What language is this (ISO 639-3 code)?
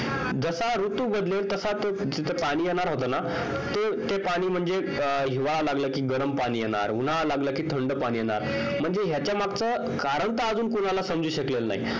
mar